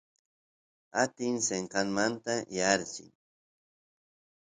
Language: Santiago del Estero Quichua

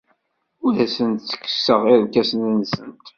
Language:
Kabyle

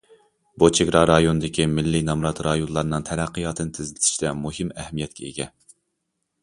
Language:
Uyghur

